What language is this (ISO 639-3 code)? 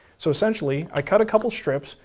eng